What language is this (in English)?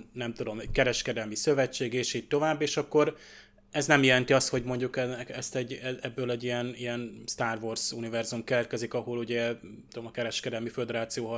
Hungarian